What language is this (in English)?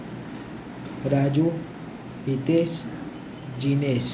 Gujarati